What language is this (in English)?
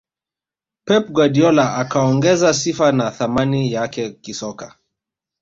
Swahili